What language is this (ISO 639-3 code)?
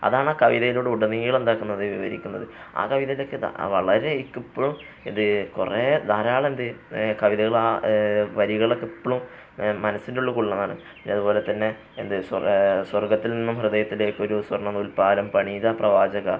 mal